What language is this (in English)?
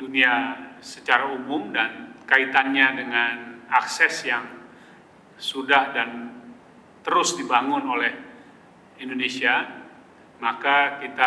Indonesian